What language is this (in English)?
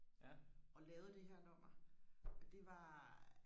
Danish